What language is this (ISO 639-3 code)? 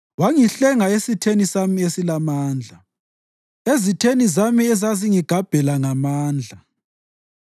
nde